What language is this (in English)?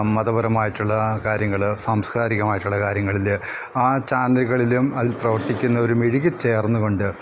Malayalam